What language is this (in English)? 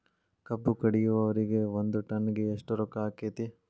Kannada